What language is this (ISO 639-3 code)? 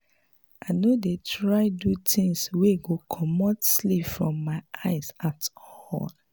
pcm